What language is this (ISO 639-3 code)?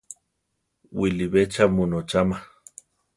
tar